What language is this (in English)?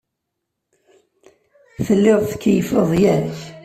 Kabyle